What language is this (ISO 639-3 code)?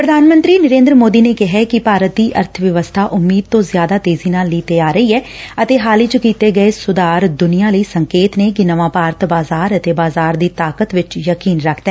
pan